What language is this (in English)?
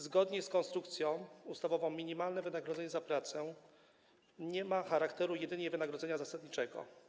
Polish